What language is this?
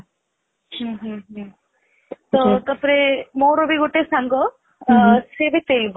Odia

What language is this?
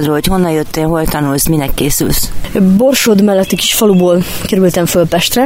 Hungarian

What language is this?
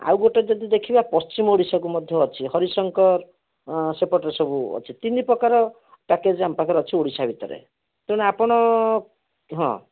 Odia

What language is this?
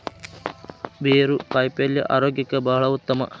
Kannada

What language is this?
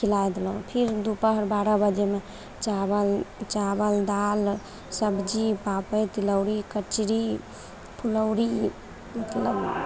Maithili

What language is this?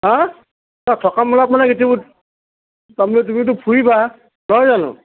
Assamese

